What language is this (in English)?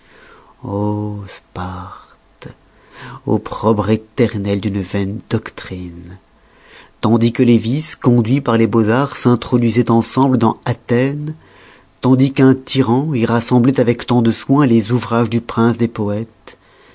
French